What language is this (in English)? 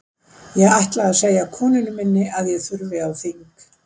Icelandic